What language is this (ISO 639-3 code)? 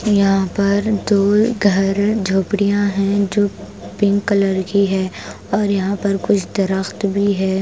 hin